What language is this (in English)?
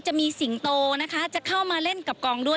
Thai